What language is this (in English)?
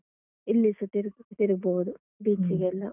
Kannada